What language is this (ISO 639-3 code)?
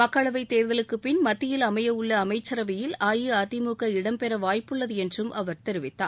tam